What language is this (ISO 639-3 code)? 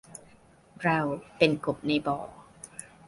tha